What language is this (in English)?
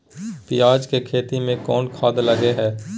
Maithili